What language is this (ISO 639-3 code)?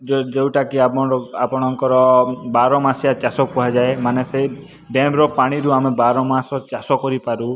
ori